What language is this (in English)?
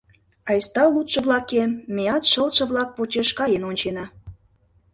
Mari